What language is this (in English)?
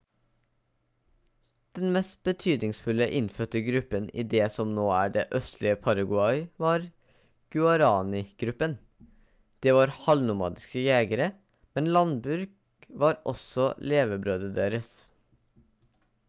Norwegian Bokmål